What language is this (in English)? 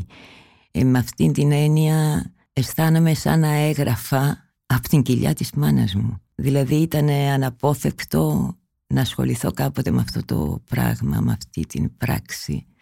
Greek